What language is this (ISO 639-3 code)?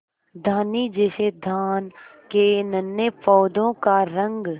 hin